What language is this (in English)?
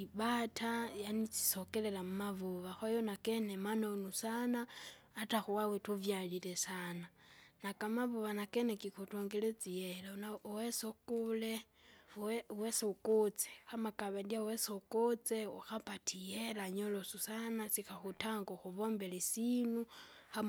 Kinga